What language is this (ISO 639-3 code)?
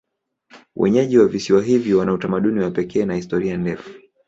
swa